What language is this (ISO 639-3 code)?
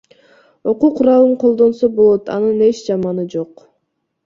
kir